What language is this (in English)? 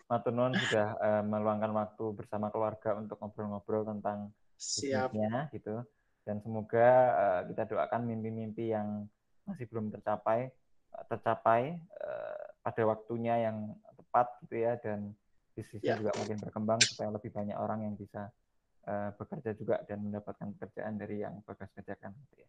Indonesian